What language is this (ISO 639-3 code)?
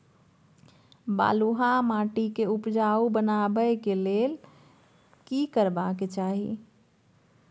mai